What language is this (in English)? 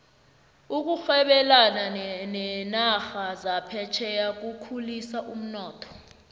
South Ndebele